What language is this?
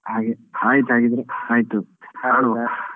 Kannada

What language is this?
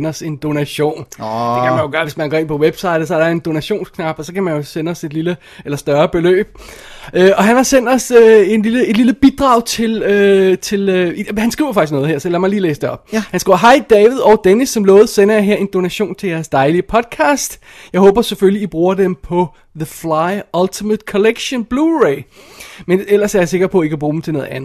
Danish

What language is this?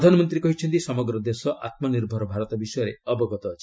Odia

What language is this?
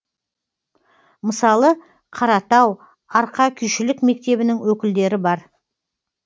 Kazakh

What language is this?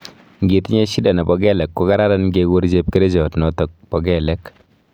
Kalenjin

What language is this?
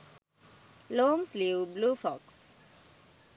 Sinhala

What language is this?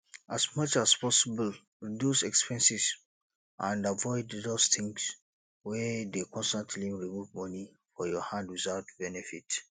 Nigerian Pidgin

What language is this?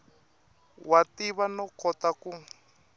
Tsonga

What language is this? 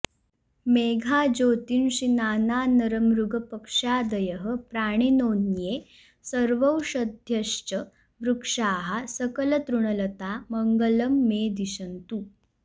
Sanskrit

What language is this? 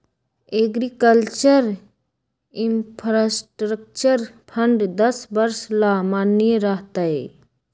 Magahi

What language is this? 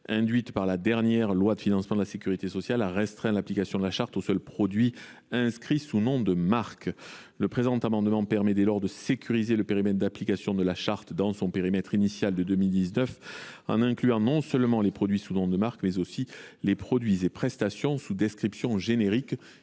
French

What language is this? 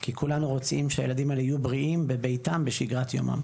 Hebrew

